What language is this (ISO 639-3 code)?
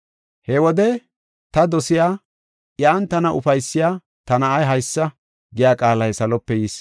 gof